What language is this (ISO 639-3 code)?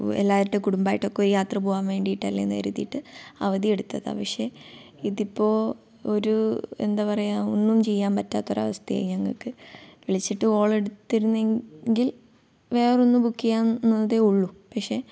mal